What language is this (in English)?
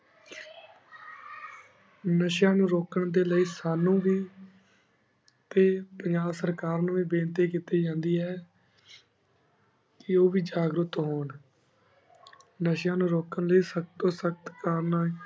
Punjabi